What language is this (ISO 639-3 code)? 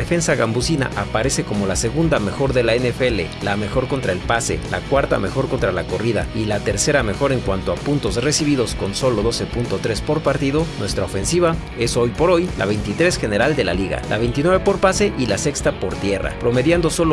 spa